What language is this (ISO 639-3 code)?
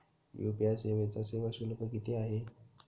mar